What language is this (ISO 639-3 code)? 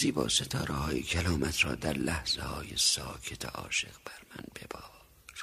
fas